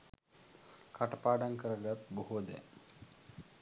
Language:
Sinhala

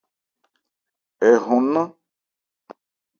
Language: Ebrié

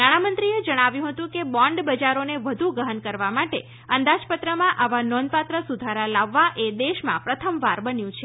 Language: Gujarati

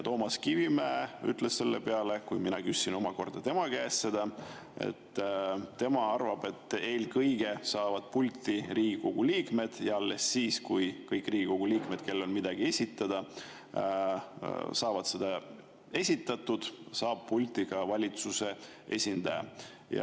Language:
Estonian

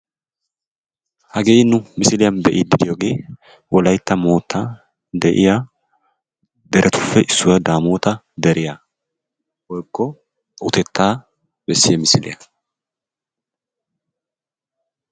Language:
Wolaytta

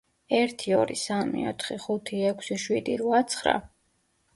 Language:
Georgian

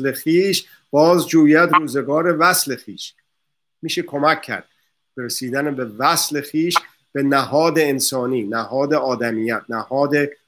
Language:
Persian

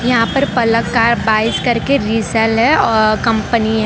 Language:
Hindi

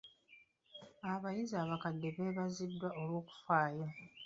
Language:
Ganda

